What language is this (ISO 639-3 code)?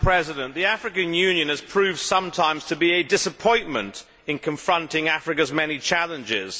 eng